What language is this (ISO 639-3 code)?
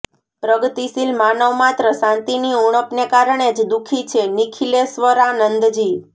guj